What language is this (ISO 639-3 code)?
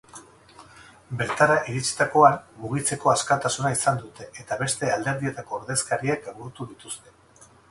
eus